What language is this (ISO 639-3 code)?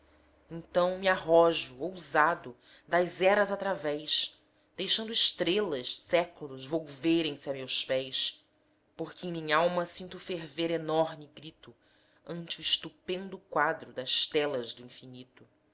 por